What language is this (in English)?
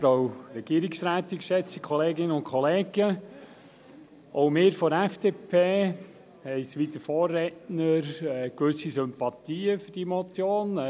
Swiss German